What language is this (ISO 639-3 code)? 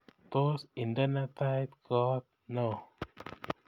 kln